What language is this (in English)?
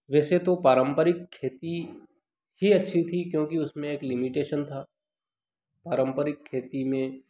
Hindi